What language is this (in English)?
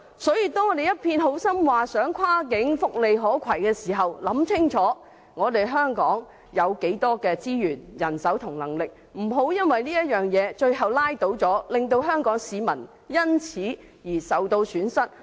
Cantonese